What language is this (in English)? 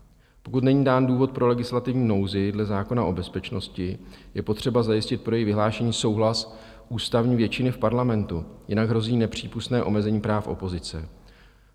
Czech